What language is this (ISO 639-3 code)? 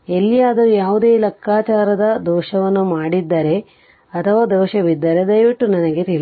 kan